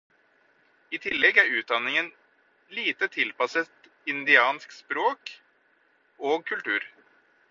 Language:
Norwegian Bokmål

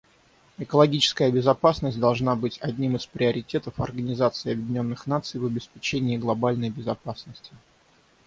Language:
Russian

